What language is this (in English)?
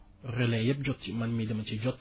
Wolof